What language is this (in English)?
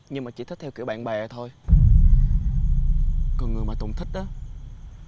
Vietnamese